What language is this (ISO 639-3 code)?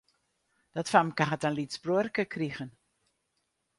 fry